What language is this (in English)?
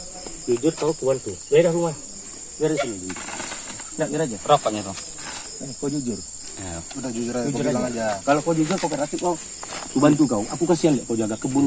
Indonesian